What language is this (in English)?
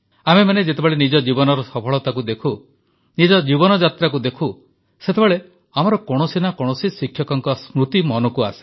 Odia